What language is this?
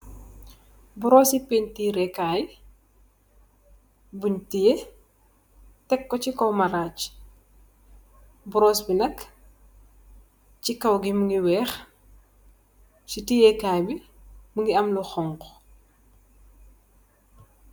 Wolof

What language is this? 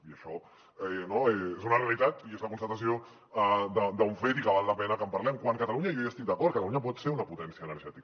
Catalan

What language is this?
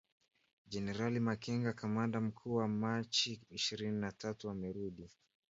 Swahili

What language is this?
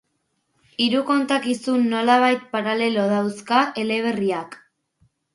Basque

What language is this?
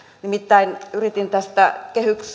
Finnish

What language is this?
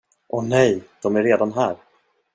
Swedish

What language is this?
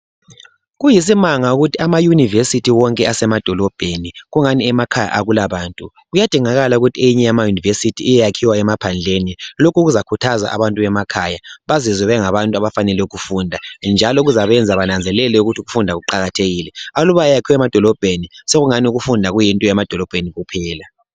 North Ndebele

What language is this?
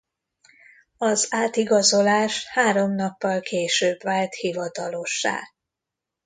Hungarian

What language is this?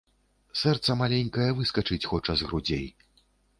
Belarusian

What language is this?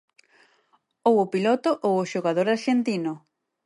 Galician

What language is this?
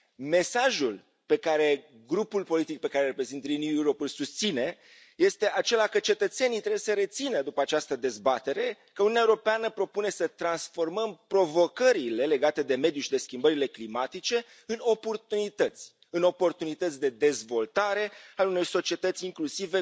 Romanian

